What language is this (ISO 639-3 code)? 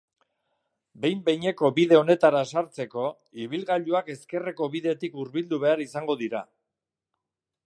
eus